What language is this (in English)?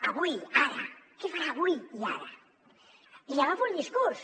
Catalan